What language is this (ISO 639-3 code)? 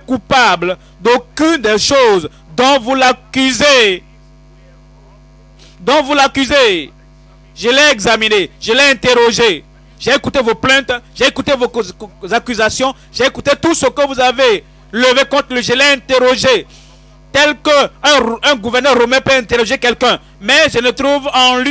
fra